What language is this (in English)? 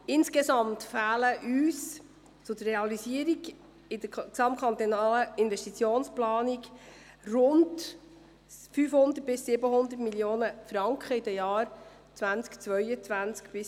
Swiss German